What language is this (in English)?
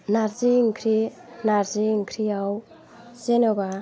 Bodo